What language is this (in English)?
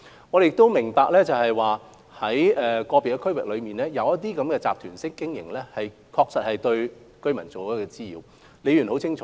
Cantonese